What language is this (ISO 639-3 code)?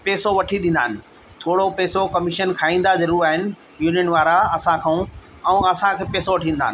snd